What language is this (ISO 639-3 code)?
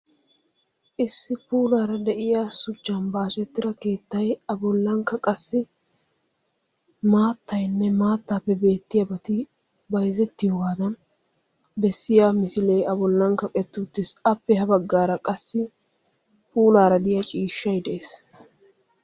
wal